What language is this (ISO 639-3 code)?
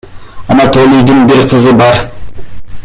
kir